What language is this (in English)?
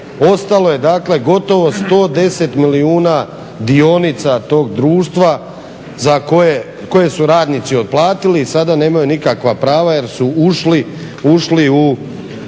Croatian